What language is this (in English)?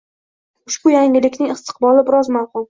Uzbek